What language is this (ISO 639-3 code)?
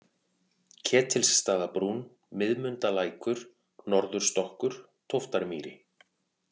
isl